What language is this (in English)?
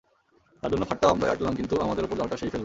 Bangla